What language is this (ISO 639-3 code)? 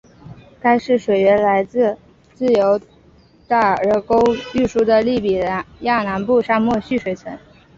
zho